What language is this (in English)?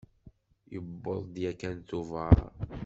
Kabyle